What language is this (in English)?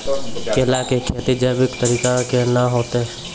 Maithili